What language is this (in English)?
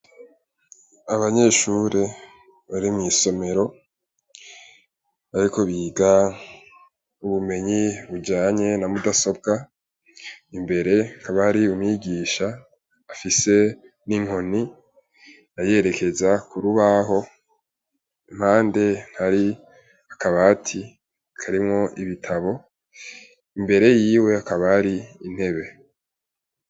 Rundi